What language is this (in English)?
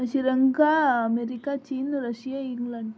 Marathi